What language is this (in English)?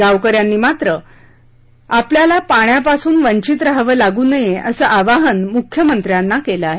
Marathi